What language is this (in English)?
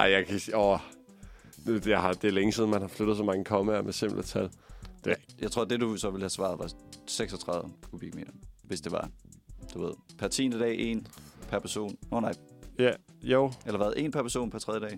Danish